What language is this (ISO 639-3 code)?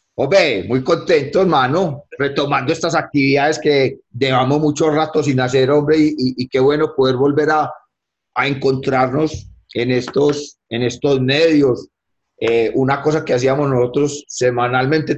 spa